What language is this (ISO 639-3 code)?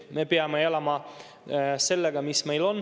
est